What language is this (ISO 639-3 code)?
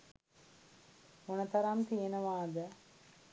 sin